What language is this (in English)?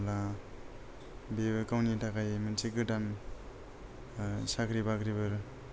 Bodo